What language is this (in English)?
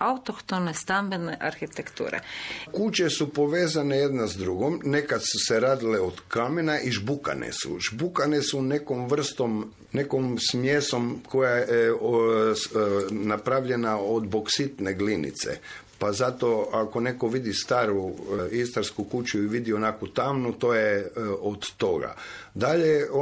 Croatian